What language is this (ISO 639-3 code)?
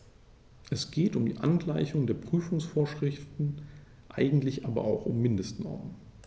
deu